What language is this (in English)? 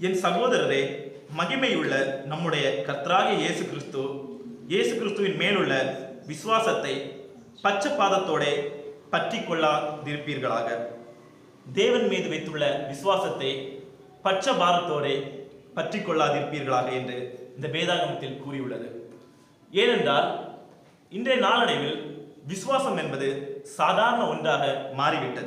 Arabic